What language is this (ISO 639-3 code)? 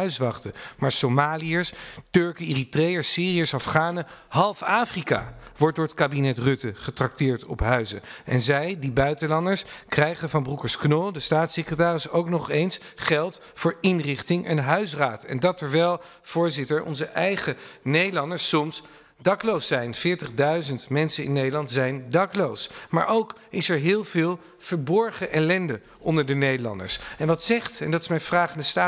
nld